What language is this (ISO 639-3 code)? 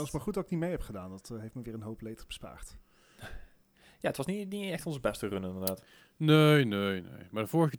nld